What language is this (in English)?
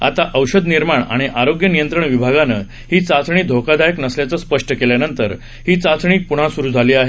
Marathi